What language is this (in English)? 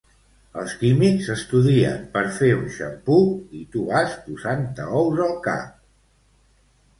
Catalan